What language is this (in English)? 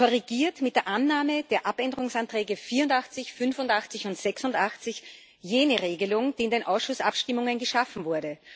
German